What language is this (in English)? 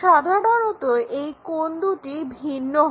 Bangla